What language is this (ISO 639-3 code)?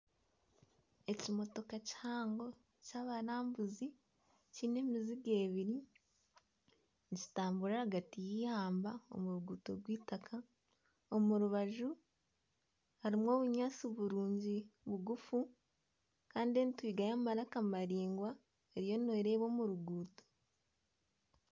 nyn